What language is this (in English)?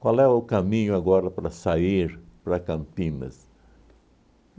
Portuguese